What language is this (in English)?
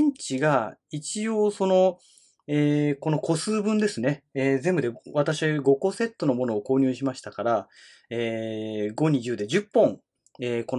Japanese